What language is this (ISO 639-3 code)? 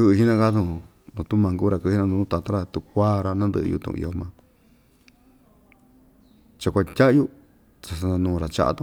vmj